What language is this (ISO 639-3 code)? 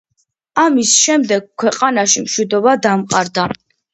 kat